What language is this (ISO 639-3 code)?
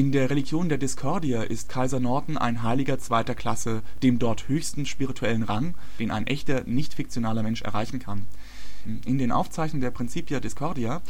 deu